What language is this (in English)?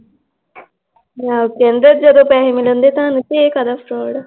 Punjabi